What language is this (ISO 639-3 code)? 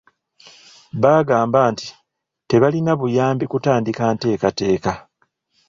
lug